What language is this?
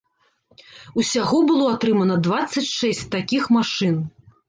Belarusian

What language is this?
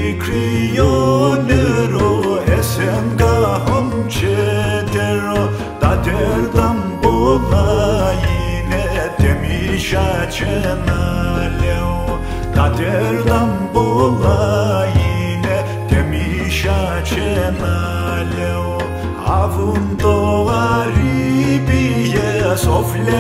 Romanian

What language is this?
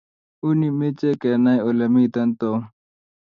Kalenjin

